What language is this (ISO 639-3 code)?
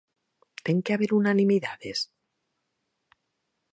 glg